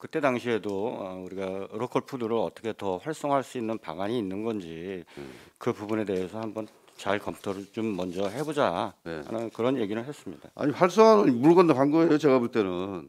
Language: Korean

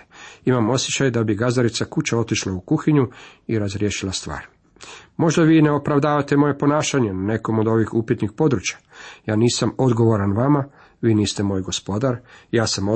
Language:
Croatian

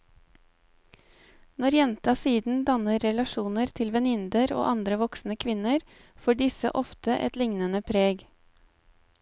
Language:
Norwegian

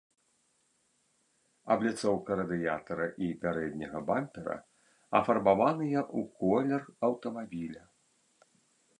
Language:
Belarusian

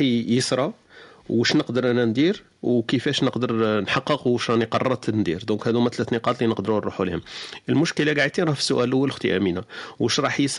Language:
Arabic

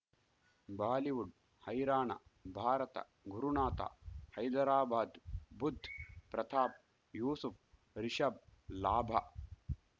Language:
Kannada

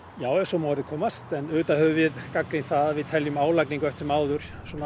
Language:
Icelandic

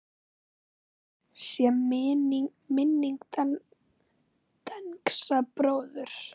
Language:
Icelandic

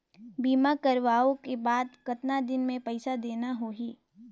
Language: Chhattisgarhi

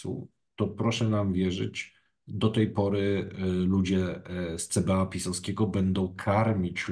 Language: Polish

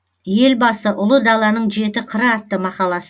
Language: Kazakh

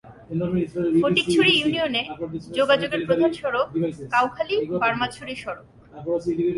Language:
Bangla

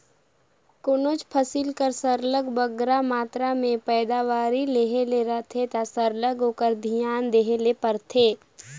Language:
Chhattisgarhi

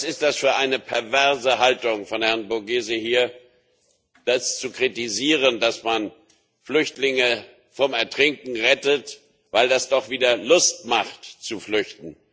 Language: German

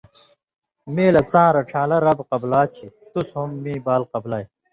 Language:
Indus Kohistani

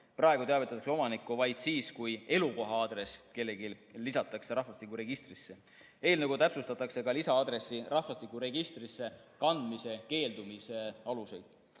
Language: Estonian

